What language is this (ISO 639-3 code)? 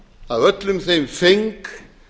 isl